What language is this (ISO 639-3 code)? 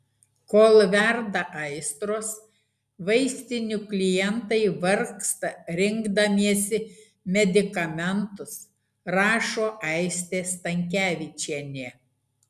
lit